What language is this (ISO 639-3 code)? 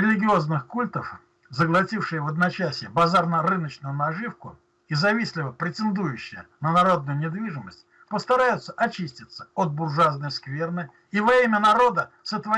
rus